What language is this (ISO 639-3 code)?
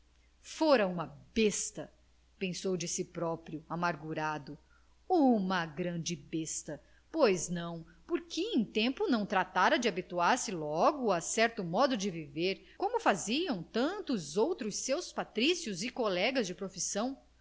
por